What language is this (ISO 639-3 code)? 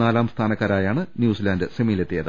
mal